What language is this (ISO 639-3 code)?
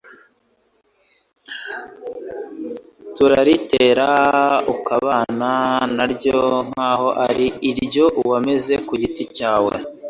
kin